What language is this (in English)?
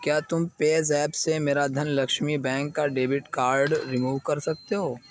Urdu